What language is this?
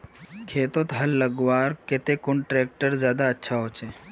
Magahi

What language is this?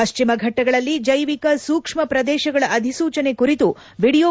Kannada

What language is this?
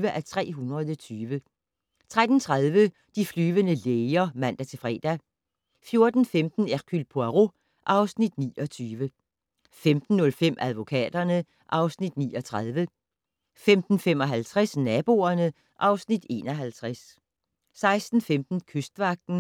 Danish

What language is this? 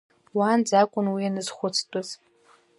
Abkhazian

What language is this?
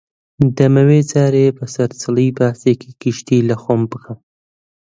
Central Kurdish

